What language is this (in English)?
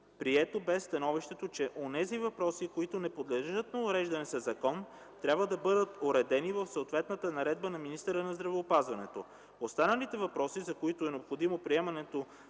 Bulgarian